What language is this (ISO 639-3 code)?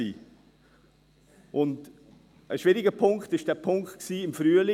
gsw